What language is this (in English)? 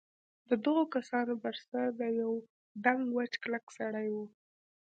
Pashto